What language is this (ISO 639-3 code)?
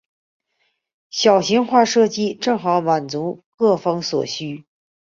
zho